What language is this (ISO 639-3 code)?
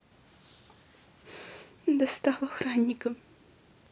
rus